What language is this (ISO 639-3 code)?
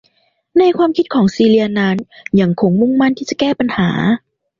tha